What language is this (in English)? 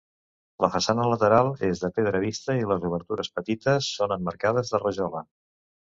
Catalan